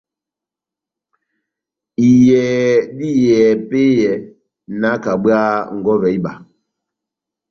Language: Batanga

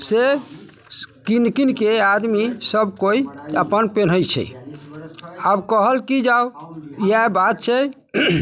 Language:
Maithili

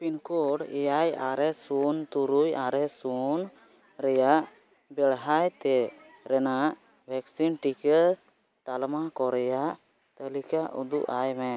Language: Santali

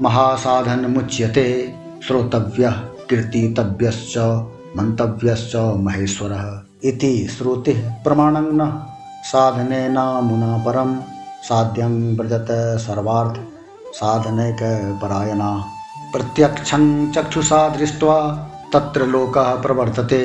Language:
Hindi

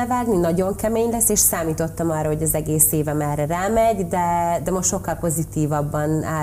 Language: Hungarian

